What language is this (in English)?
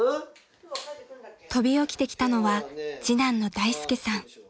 Japanese